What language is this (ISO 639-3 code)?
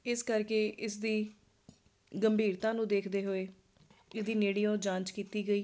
pan